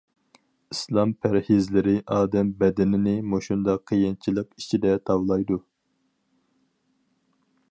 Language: Uyghur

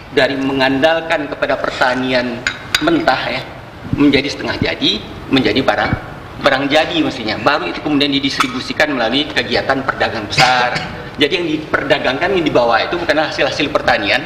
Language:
Indonesian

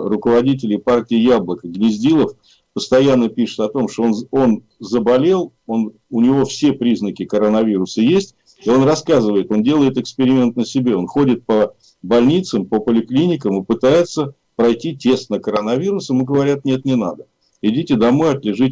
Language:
Russian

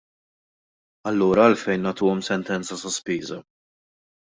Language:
Maltese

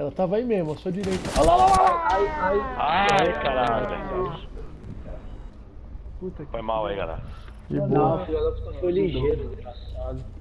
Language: Portuguese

